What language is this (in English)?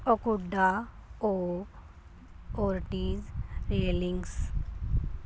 Punjabi